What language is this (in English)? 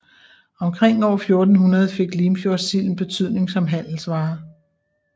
Danish